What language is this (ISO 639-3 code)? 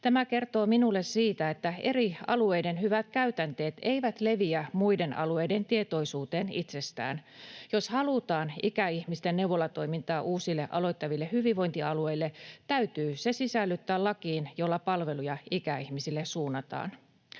fin